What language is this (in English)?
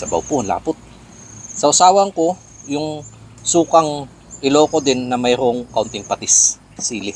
Filipino